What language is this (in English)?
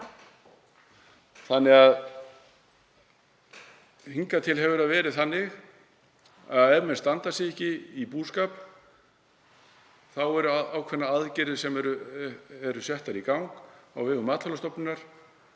Icelandic